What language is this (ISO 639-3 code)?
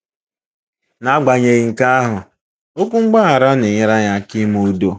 ibo